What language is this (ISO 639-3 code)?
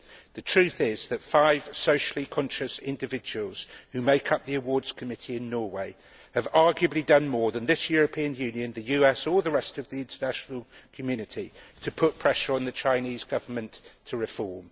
eng